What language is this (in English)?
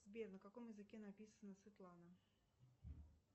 Russian